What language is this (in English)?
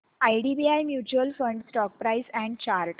Marathi